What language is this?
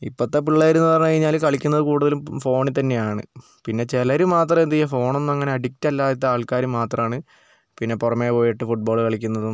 Malayalam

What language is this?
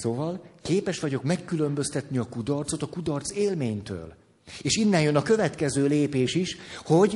Hungarian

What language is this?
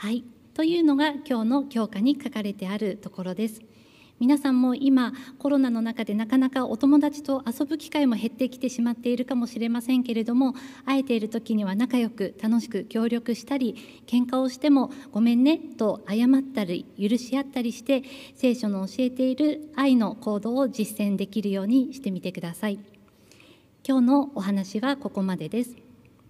Japanese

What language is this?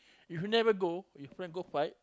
English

